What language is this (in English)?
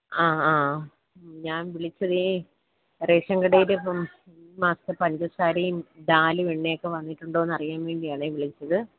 Malayalam